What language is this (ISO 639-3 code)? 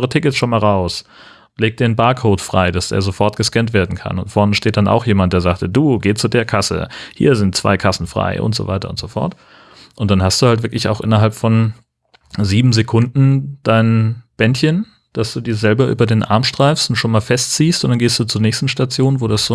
deu